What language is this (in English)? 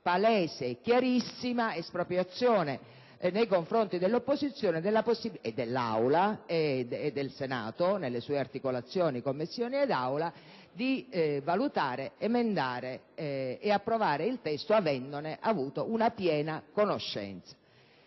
Italian